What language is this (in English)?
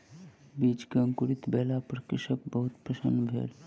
Maithili